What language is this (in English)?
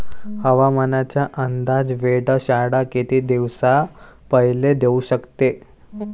Marathi